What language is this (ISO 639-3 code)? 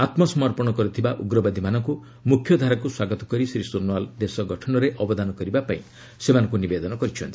ori